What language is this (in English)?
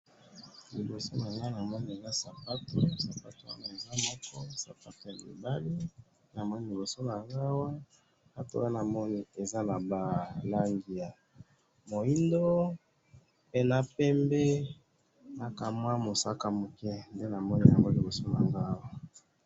Lingala